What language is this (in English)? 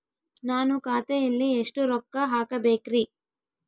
Kannada